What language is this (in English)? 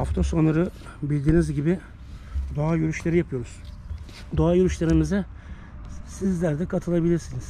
Turkish